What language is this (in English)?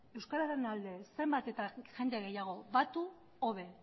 Basque